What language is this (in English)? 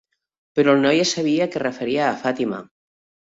Catalan